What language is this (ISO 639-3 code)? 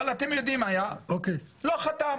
heb